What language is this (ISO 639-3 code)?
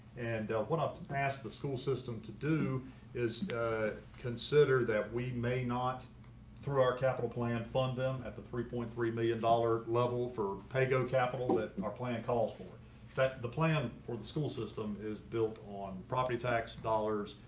eng